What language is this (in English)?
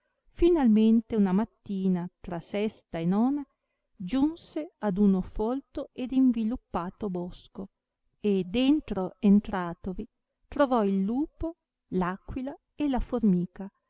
Italian